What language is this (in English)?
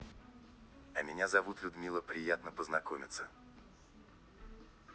Russian